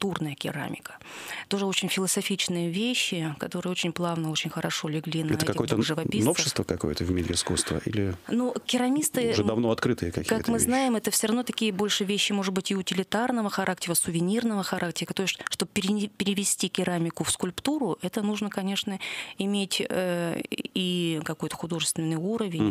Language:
Russian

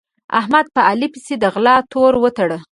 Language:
Pashto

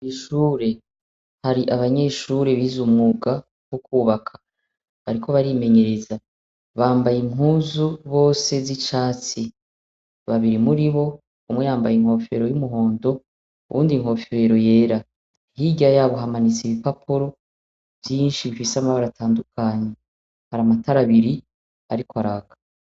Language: Rundi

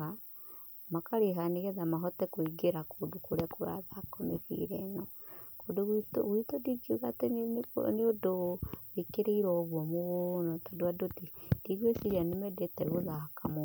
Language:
Kikuyu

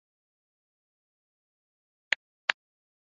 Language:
Chinese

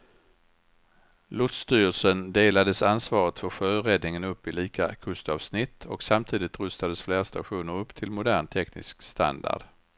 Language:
Swedish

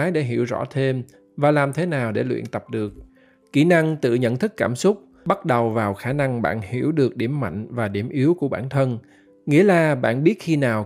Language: Vietnamese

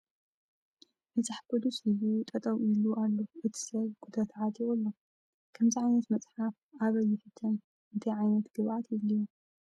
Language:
Tigrinya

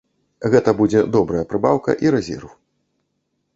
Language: Belarusian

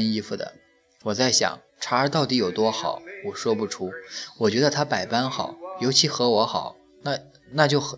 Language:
Chinese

